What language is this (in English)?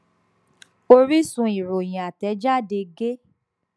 Yoruba